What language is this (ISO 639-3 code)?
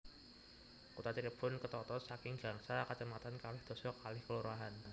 jav